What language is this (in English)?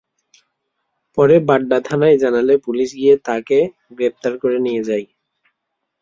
Bangla